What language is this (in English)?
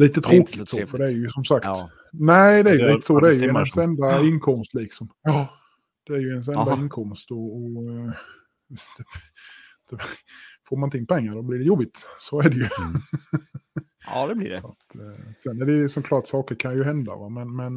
Swedish